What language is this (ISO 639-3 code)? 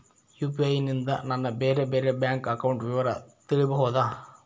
kan